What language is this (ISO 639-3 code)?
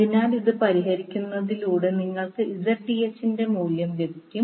mal